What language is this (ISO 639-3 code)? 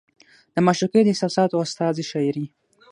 pus